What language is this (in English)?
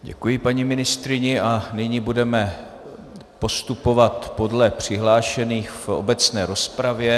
Czech